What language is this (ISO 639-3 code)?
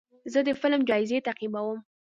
pus